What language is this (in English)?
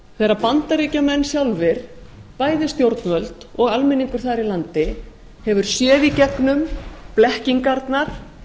Icelandic